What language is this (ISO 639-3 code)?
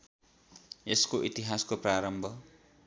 nep